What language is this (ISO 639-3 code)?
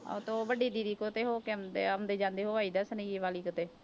pan